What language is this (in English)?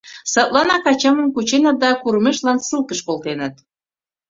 Mari